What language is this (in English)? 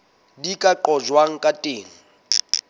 Southern Sotho